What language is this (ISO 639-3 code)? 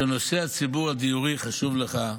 heb